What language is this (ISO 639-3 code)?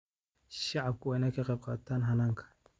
som